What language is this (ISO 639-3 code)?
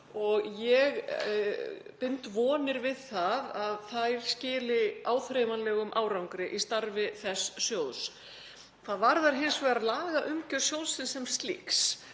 isl